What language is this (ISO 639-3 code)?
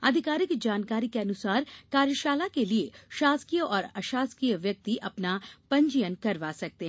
hin